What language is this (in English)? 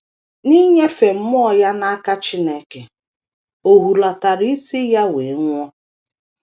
Igbo